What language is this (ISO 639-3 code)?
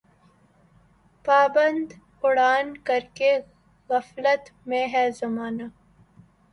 urd